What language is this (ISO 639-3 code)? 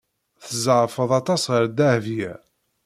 kab